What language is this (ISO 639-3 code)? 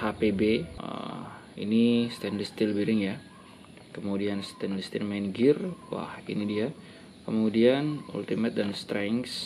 ind